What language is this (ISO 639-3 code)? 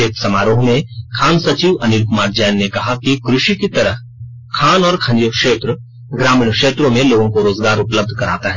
hin